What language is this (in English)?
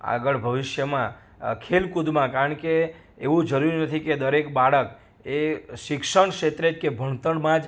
Gujarati